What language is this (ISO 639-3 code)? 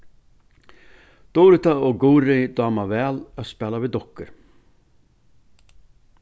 fao